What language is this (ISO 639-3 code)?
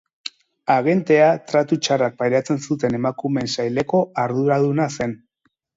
eus